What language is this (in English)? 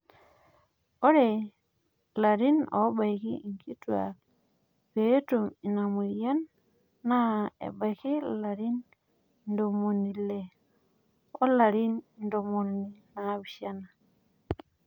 Masai